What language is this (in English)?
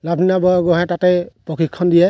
Assamese